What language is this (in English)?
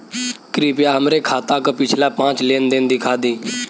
Bhojpuri